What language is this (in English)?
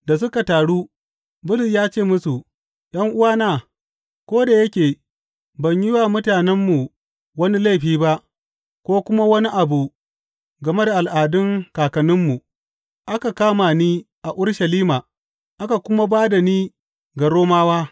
Hausa